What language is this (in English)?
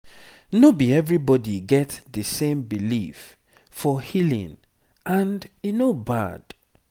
Nigerian Pidgin